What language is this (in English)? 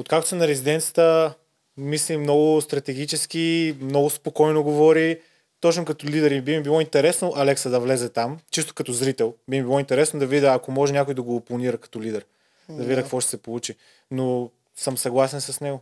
Bulgarian